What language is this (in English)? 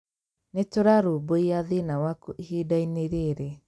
Kikuyu